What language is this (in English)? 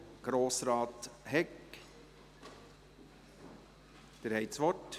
Swiss German